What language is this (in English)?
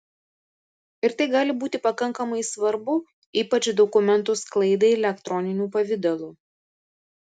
Lithuanian